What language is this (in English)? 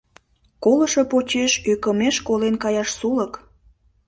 Mari